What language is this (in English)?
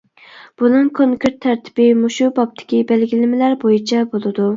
Uyghur